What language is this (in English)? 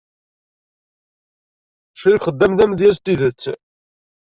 Kabyle